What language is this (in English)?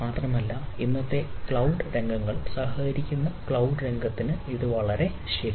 Malayalam